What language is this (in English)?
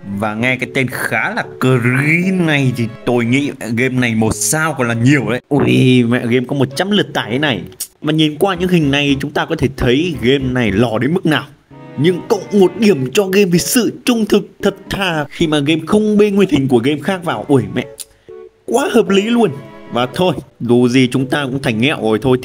Vietnamese